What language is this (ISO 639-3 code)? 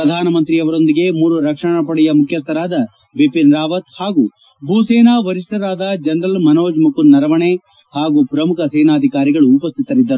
kan